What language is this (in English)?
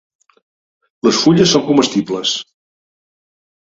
Catalan